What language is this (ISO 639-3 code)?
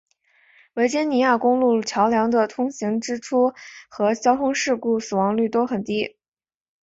zho